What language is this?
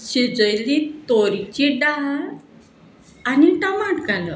Konkani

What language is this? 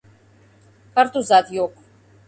Mari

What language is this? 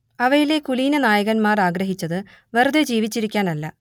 Malayalam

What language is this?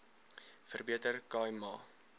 Afrikaans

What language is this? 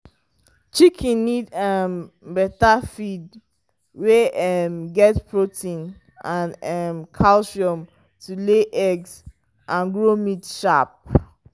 Nigerian Pidgin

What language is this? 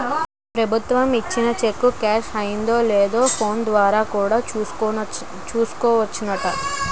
Telugu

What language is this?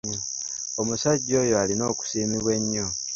Ganda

